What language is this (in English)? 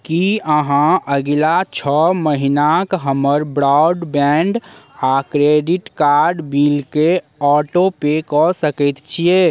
Maithili